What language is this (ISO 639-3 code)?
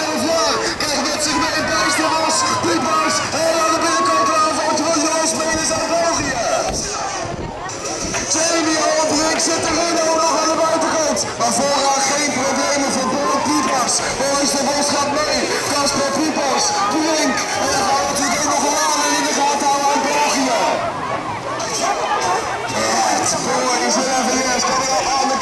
nld